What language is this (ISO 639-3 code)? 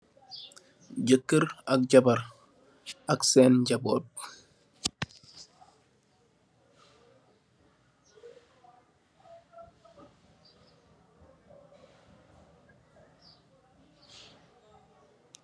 wol